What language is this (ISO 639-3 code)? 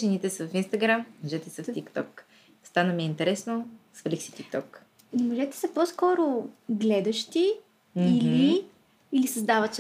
bul